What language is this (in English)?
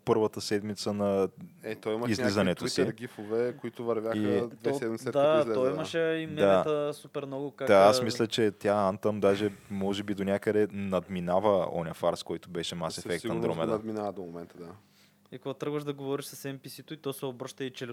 Bulgarian